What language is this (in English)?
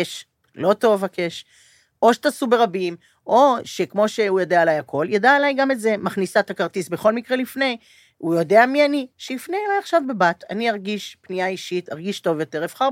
Hebrew